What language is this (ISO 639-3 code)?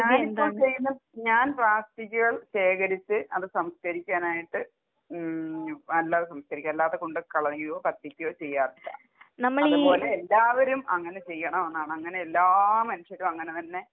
mal